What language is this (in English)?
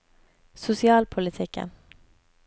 Norwegian